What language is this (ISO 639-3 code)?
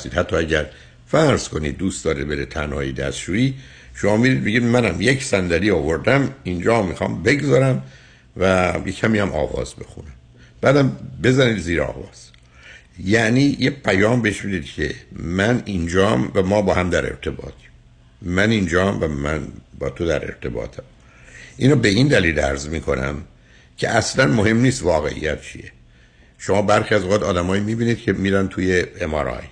fas